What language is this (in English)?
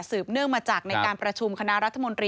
Thai